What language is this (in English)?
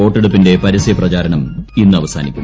Malayalam